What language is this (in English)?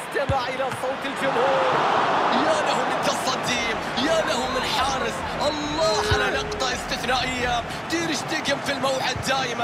Arabic